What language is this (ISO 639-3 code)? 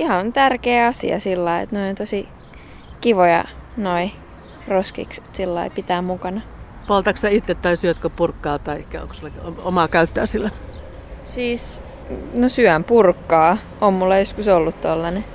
fin